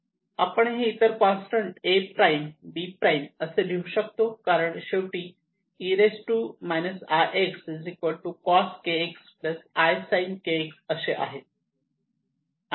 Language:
Marathi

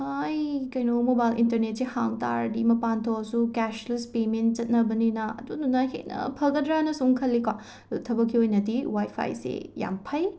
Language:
Manipuri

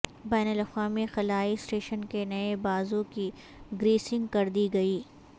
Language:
Urdu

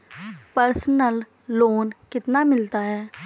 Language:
Hindi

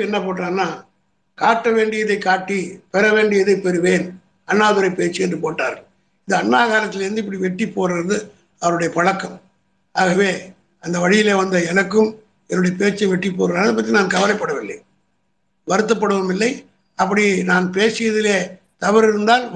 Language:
Tamil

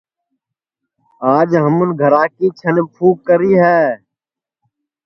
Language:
Sansi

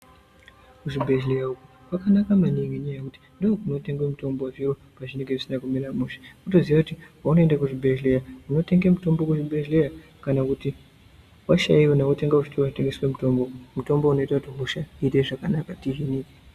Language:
Ndau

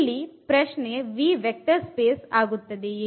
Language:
Kannada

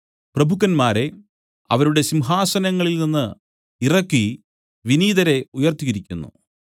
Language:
Malayalam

